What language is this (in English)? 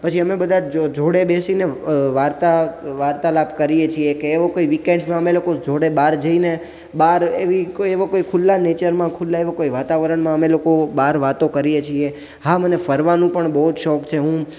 Gujarati